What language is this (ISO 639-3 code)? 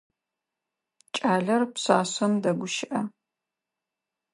ady